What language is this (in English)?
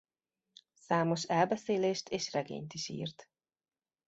Hungarian